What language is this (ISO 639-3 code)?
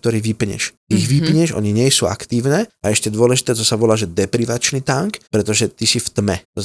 slk